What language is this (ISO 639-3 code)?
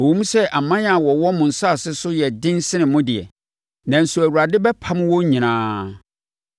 aka